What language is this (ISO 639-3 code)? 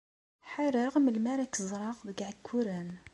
kab